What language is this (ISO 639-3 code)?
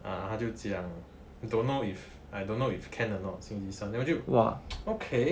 eng